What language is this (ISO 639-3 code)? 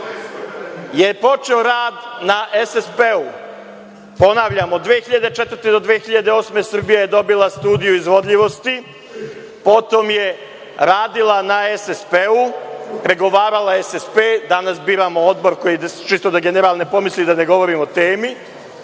srp